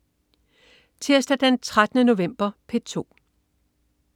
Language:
Danish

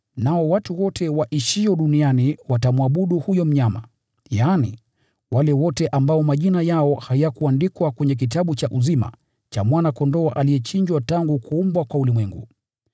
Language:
Swahili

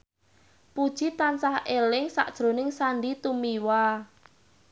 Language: Javanese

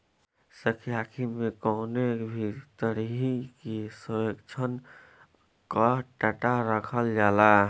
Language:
Bhojpuri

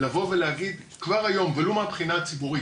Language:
Hebrew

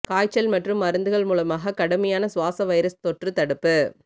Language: Tamil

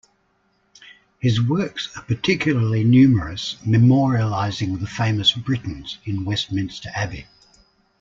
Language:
English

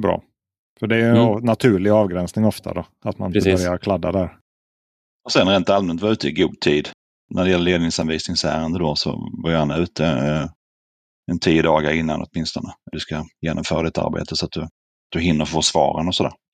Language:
Swedish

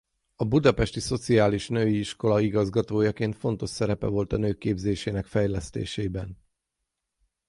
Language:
Hungarian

